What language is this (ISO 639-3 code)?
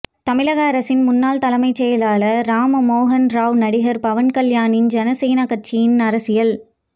tam